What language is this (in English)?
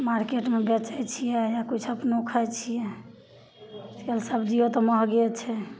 Maithili